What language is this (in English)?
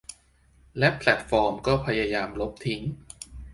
Thai